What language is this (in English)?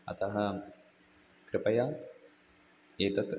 Sanskrit